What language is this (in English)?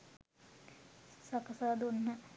Sinhala